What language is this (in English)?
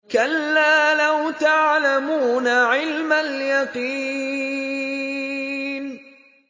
Arabic